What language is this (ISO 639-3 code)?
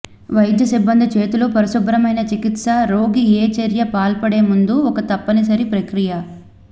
tel